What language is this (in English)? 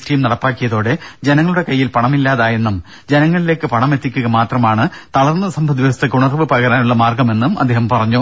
Malayalam